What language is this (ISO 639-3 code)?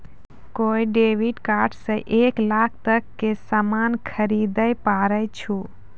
mai